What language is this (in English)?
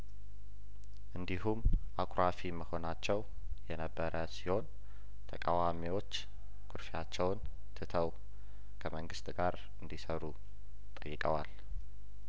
Amharic